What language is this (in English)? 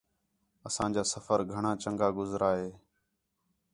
Khetrani